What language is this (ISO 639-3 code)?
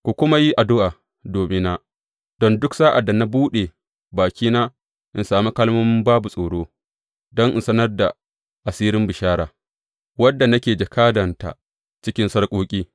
hau